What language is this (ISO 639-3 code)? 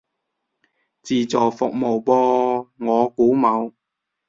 yue